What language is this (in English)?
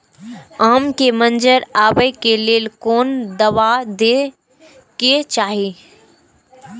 Maithili